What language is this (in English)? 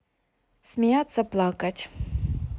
Russian